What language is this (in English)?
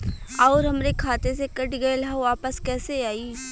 Bhojpuri